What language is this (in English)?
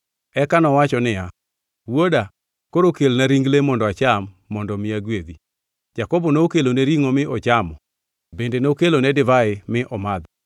Luo (Kenya and Tanzania)